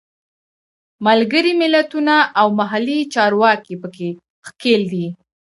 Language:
Pashto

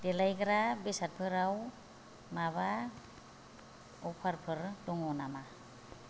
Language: Bodo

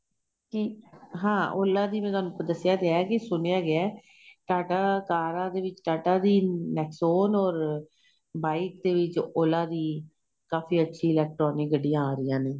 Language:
Punjabi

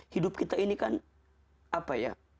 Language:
Indonesian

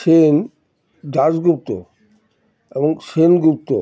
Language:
Bangla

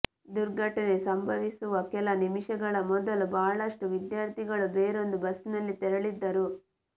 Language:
Kannada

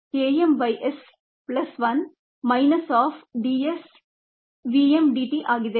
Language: Kannada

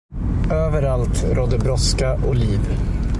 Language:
Swedish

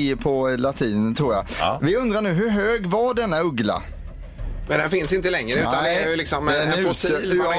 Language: Swedish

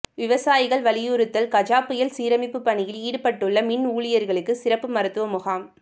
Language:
Tamil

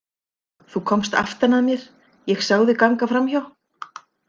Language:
Icelandic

